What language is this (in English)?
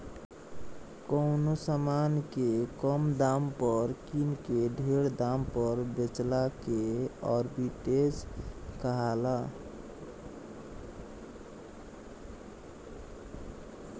Bhojpuri